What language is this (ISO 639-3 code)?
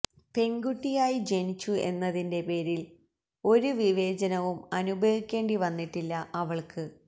mal